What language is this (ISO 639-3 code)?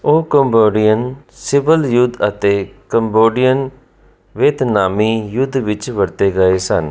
pan